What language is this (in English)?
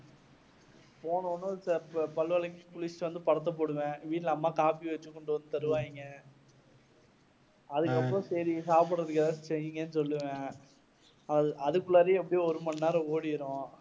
Tamil